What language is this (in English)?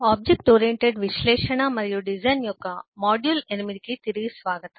Telugu